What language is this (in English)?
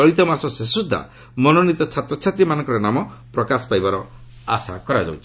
Odia